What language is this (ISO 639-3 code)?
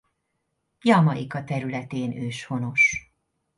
hun